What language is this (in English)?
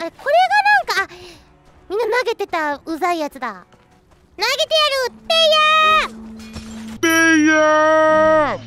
Japanese